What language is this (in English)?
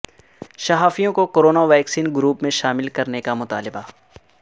Urdu